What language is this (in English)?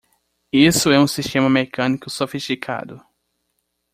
Portuguese